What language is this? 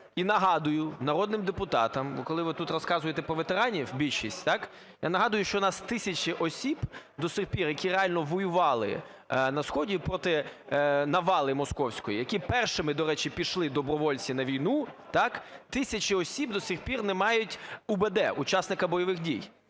Ukrainian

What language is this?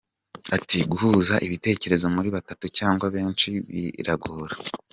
Kinyarwanda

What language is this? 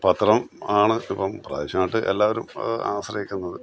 Malayalam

